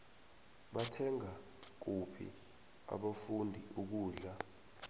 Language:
South Ndebele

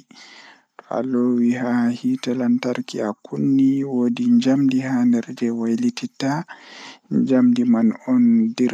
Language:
Fula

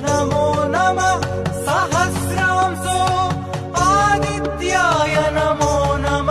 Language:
Tamil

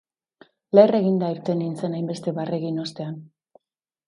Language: Basque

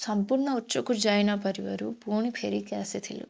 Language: Odia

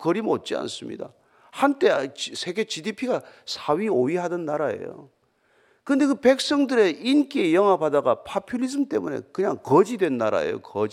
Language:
Korean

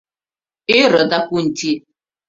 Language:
Mari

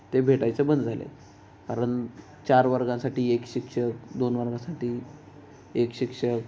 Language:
Marathi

